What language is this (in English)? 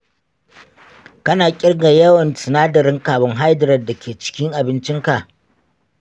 Hausa